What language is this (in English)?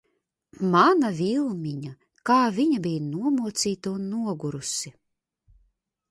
Latvian